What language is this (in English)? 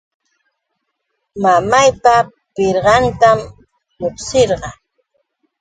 Yauyos Quechua